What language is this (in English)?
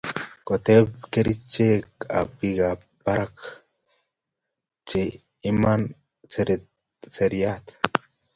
Kalenjin